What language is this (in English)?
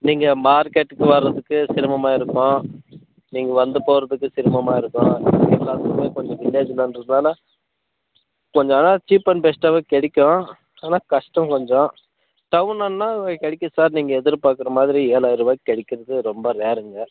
Tamil